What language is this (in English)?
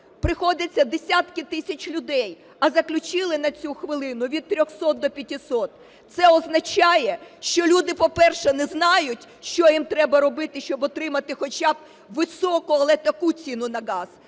Ukrainian